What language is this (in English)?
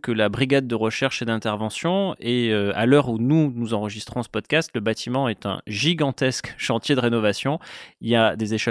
French